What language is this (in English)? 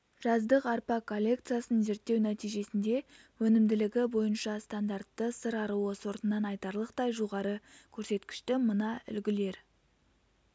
Kazakh